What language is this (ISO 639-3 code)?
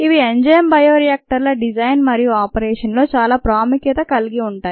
tel